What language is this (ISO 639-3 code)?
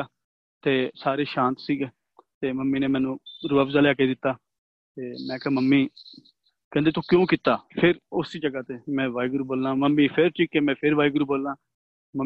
pan